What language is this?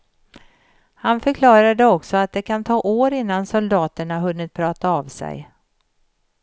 Swedish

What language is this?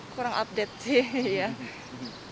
Indonesian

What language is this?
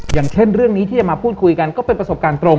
Thai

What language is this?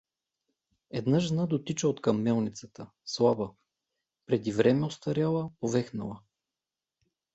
Bulgarian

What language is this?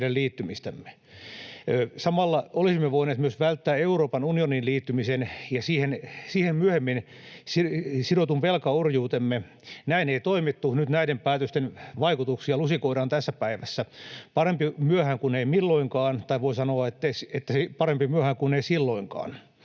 Finnish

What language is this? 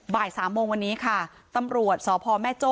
Thai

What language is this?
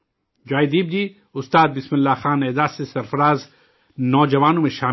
Urdu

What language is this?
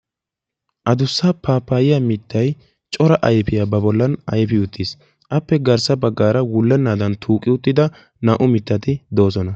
Wolaytta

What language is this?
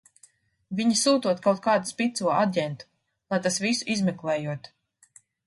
Latvian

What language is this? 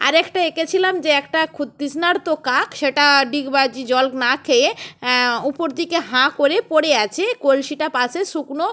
Bangla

